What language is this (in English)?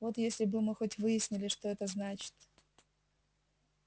Russian